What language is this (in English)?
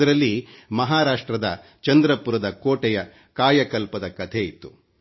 Kannada